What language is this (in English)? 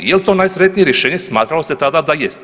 Croatian